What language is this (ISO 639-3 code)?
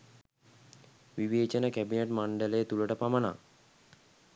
sin